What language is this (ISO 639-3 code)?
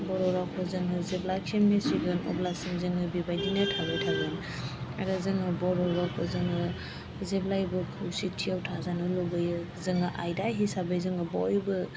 brx